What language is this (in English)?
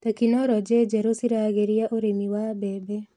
Kikuyu